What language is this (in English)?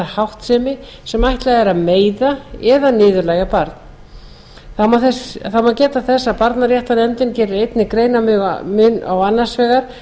Icelandic